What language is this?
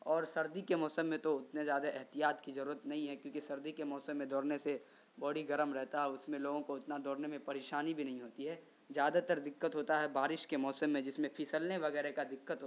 Urdu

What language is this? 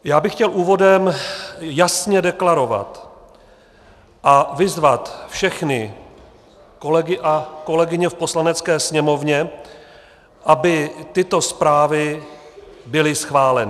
Czech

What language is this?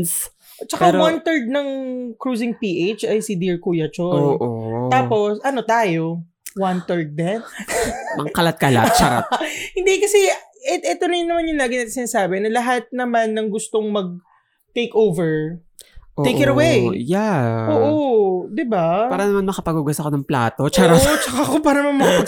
Filipino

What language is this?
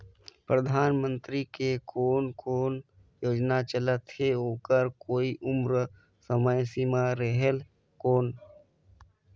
Chhattisgarhi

